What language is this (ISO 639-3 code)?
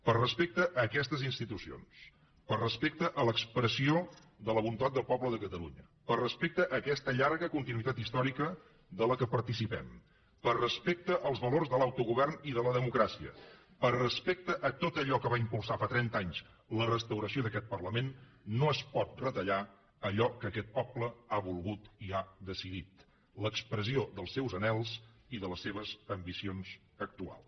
cat